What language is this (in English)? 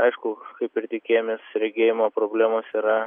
Lithuanian